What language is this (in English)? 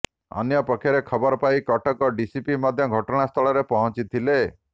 Odia